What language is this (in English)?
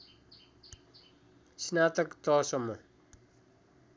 Nepali